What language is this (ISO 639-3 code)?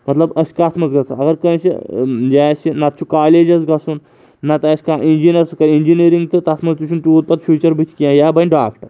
kas